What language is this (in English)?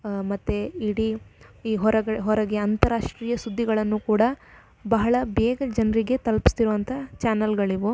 Kannada